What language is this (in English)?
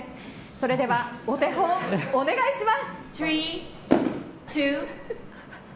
Japanese